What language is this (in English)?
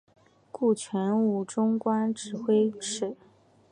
Chinese